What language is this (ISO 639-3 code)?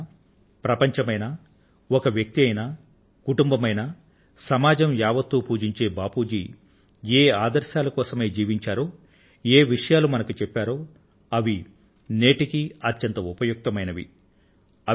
tel